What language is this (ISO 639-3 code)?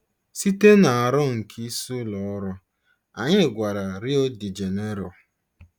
ibo